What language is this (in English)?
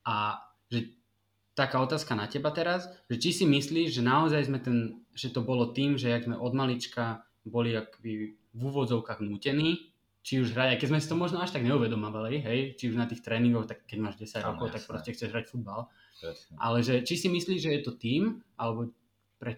Slovak